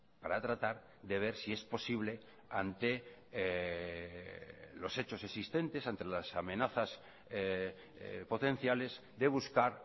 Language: Spanish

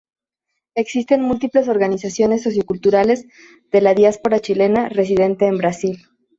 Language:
Spanish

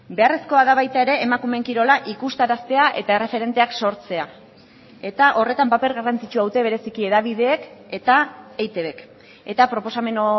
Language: Basque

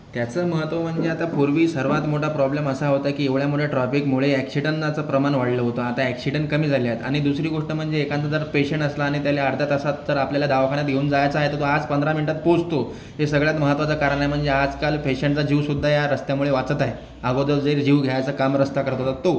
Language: Marathi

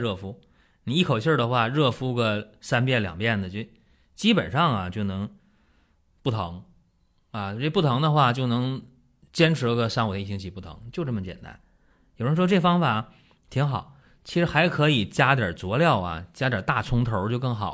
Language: Chinese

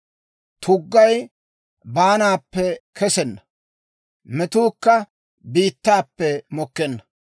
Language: Dawro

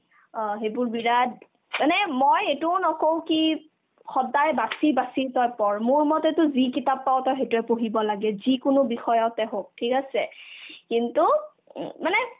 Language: Assamese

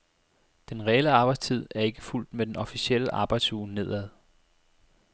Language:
Danish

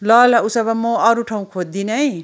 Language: Nepali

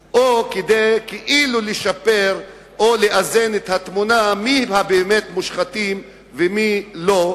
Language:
Hebrew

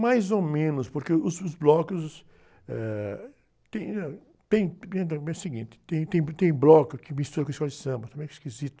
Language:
Portuguese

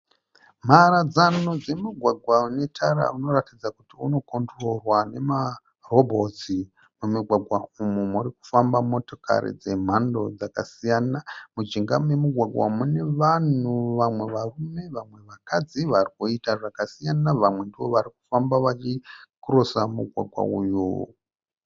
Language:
Shona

